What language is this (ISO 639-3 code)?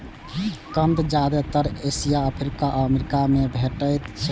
mai